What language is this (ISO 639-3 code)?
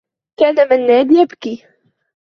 ara